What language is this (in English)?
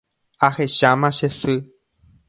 Guarani